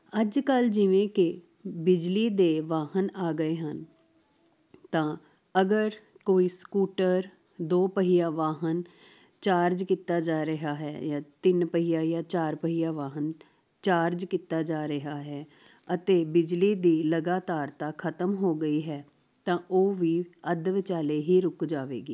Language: Punjabi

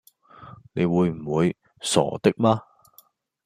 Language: Cantonese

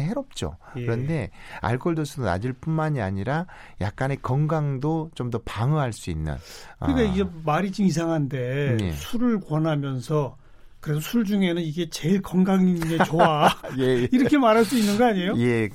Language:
Korean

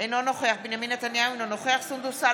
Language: Hebrew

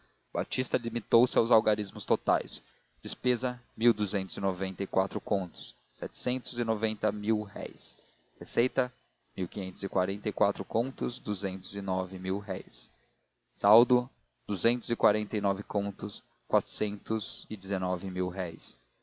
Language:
Portuguese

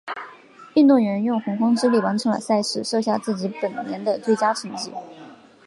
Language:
Chinese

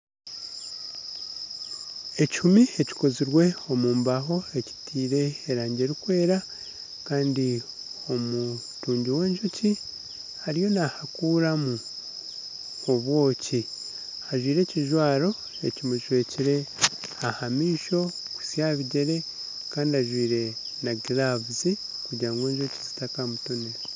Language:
Nyankole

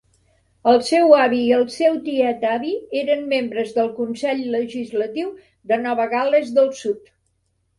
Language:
Catalan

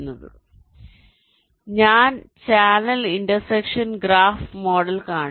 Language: Malayalam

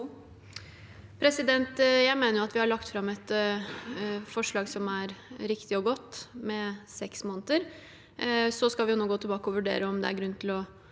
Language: Norwegian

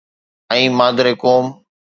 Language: Sindhi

